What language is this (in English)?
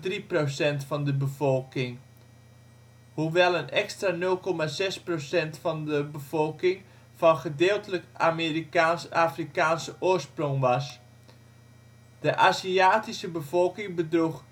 Dutch